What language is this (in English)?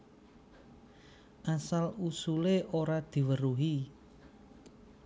Javanese